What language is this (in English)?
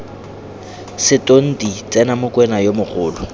Tswana